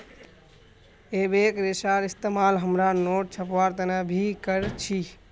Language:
Magahi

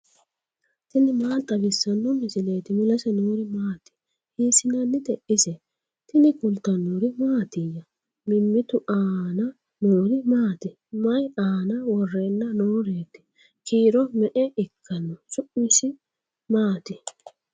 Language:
Sidamo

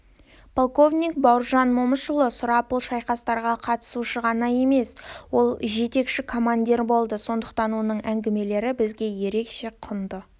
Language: Kazakh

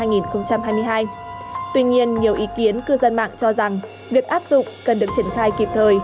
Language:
Vietnamese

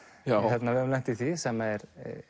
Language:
Icelandic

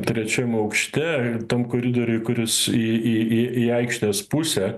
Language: Lithuanian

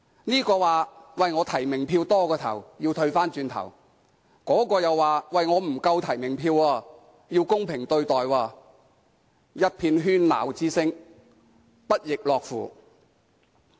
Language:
Cantonese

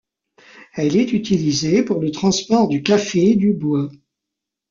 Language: French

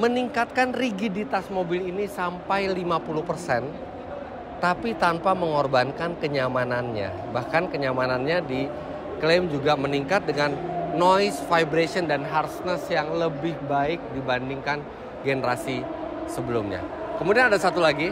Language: Indonesian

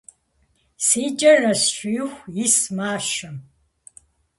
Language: Kabardian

